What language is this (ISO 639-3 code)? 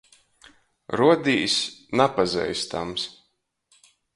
ltg